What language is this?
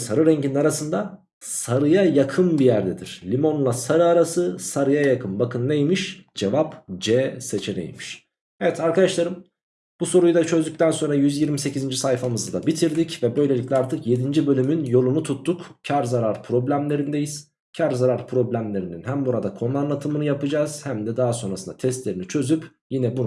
Turkish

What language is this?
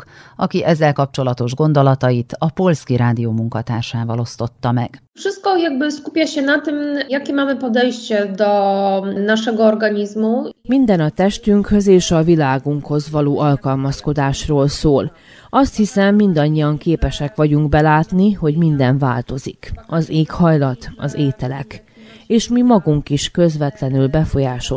Hungarian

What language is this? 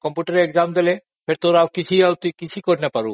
Odia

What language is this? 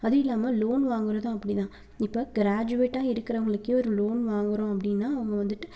Tamil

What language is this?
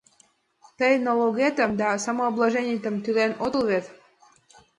Mari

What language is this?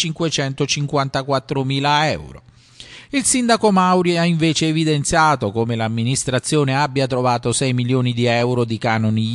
Italian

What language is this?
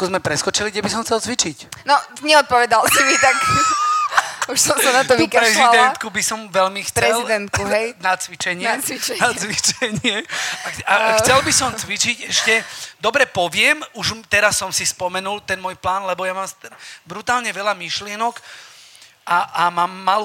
Slovak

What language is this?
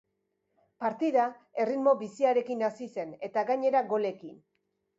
Basque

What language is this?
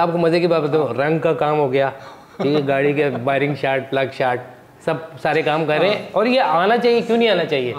Hindi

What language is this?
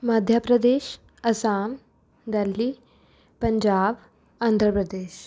Punjabi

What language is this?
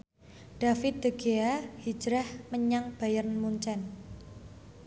Javanese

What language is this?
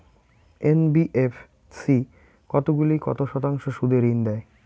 Bangla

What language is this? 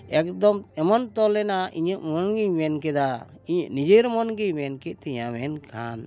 Santali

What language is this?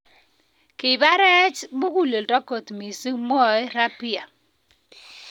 Kalenjin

